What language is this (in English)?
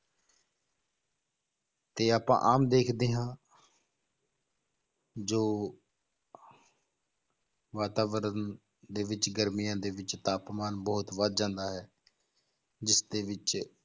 Punjabi